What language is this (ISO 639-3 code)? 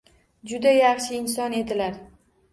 uzb